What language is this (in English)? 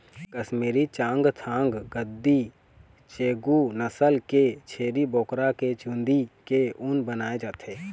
Chhattisgarhi